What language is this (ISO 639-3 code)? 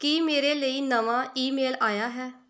pan